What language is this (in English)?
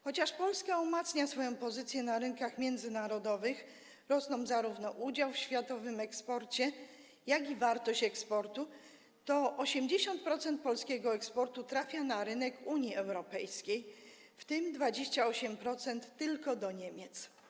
Polish